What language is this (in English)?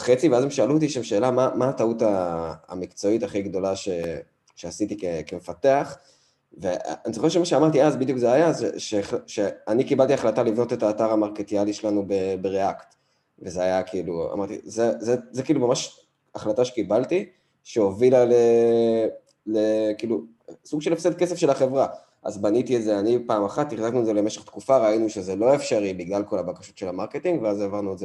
Hebrew